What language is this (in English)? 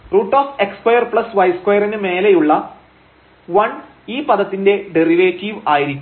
Malayalam